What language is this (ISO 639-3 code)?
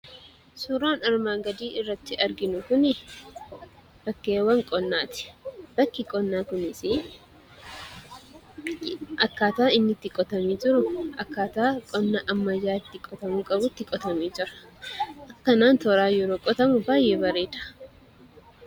orm